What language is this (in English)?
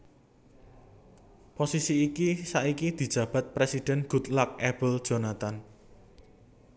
Javanese